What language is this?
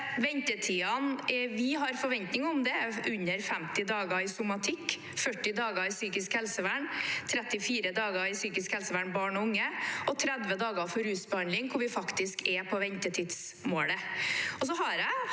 Norwegian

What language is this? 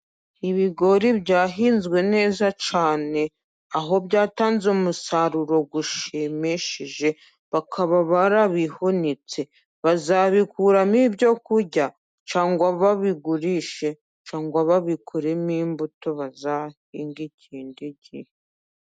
Kinyarwanda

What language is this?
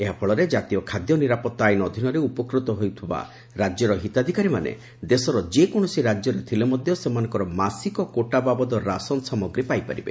Odia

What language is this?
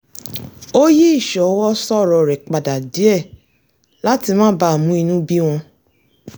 Yoruba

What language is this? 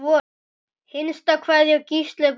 Icelandic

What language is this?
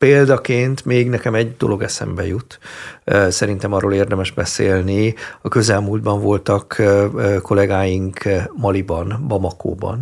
Hungarian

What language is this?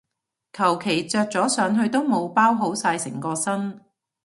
Cantonese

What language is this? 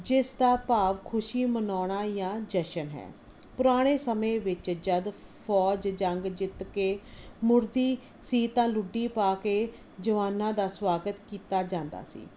Punjabi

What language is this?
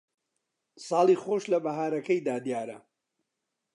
Central Kurdish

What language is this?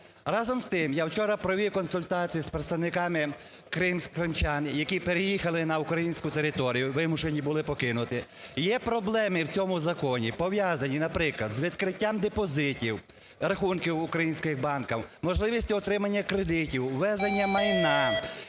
Ukrainian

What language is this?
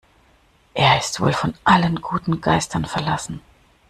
German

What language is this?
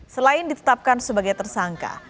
Indonesian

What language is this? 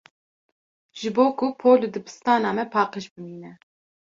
Kurdish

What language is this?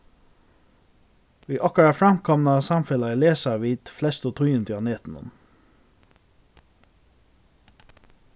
Faroese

